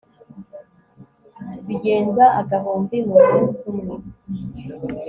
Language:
Kinyarwanda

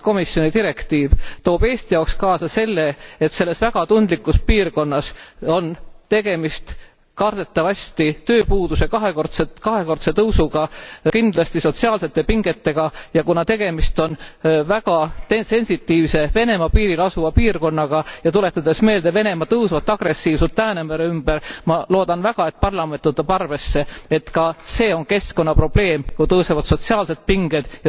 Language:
Estonian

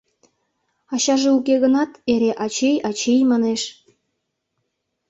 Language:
Mari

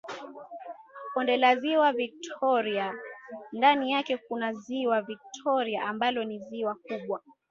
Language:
Swahili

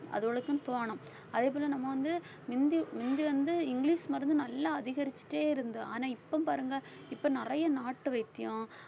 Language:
Tamil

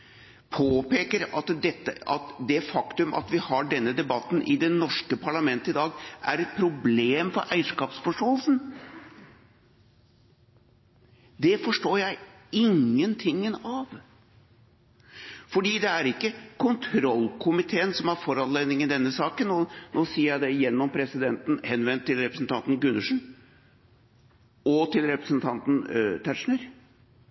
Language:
Norwegian Bokmål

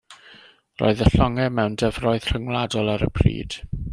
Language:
Welsh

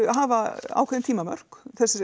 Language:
Icelandic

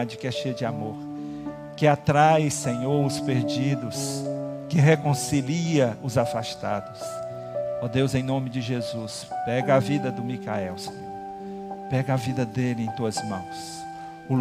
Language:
Portuguese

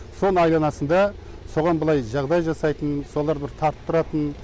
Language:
Kazakh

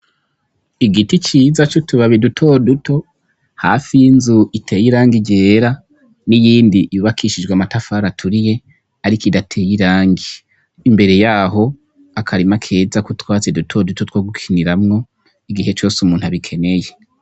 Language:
Rundi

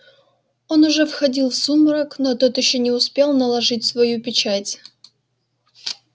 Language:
Russian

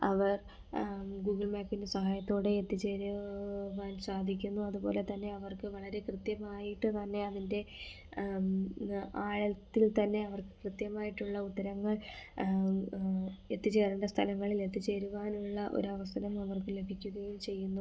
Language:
Malayalam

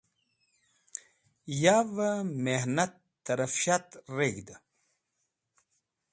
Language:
Wakhi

